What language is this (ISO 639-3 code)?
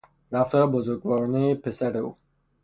fas